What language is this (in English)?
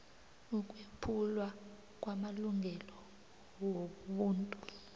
South Ndebele